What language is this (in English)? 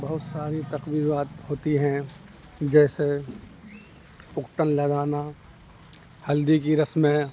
Urdu